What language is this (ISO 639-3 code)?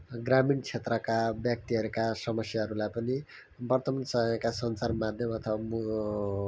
nep